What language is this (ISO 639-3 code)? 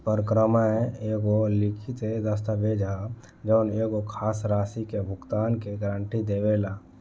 bho